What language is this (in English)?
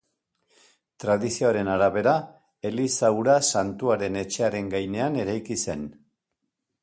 Basque